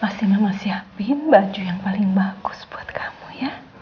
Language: Indonesian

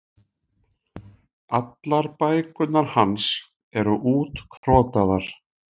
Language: Icelandic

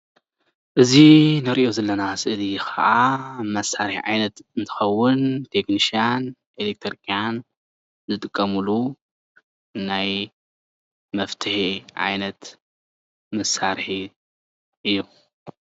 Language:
Tigrinya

